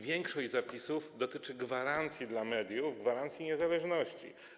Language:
Polish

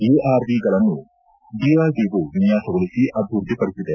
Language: Kannada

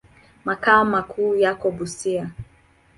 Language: Swahili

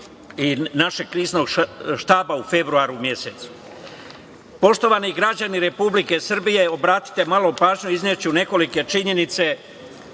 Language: Serbian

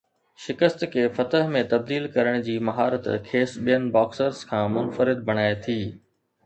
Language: Sindhi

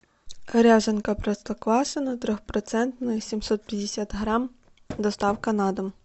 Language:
Russian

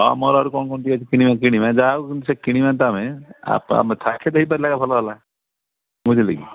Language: Odia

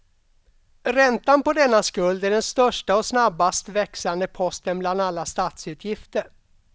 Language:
Swedish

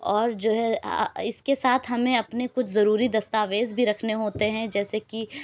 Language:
Urdu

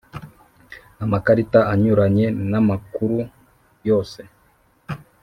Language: Kinyarwanda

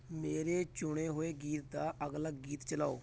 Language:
Punjabi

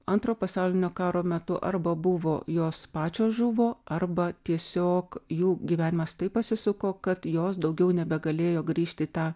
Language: Lithuanian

